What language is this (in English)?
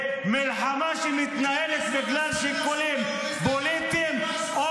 Hebrew